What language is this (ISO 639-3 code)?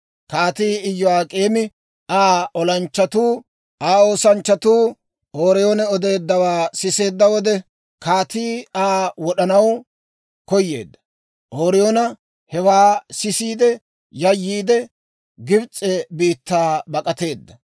dwr